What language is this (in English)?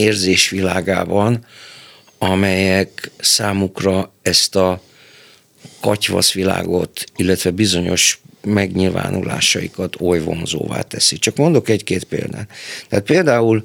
Hungarian